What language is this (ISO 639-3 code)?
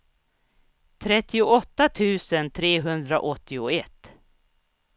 swe